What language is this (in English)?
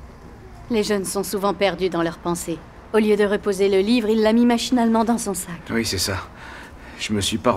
French